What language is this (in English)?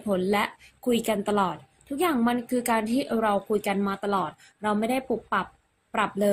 Thai